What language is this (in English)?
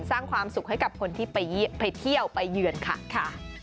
Thai